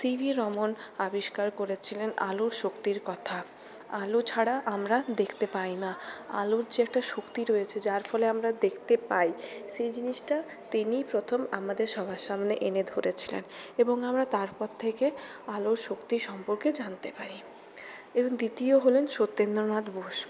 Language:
Bangla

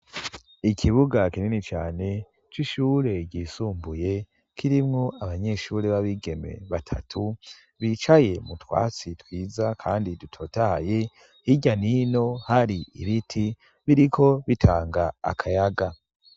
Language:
Rundi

